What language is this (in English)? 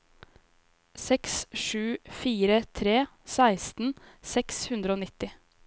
Norwegian